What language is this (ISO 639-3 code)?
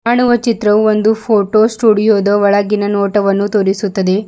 kan